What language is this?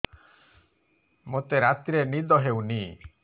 Odia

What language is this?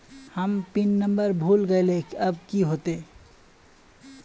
Magahi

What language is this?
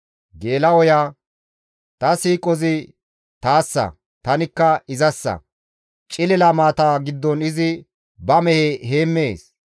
Gamo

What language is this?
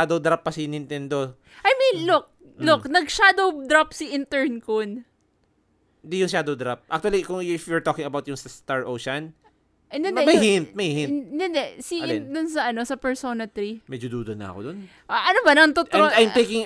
Filipino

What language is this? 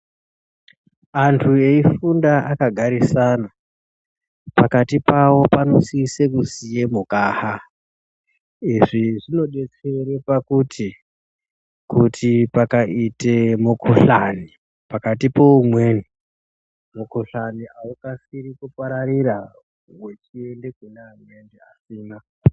Ndau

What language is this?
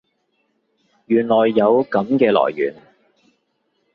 Cantonese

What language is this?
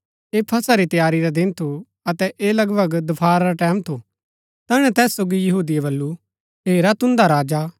Gaddi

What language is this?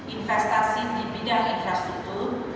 Indonesian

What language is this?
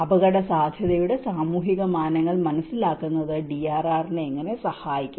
Malayalam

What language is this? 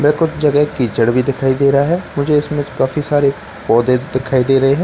Hindi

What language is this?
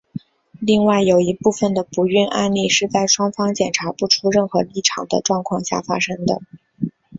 Chinese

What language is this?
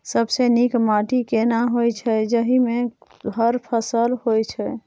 Maithili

